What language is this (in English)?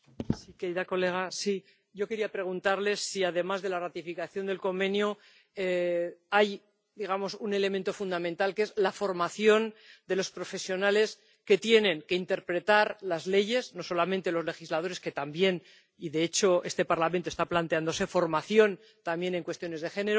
Spanish